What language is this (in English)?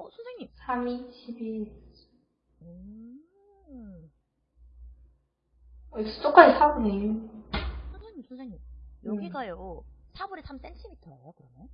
Korean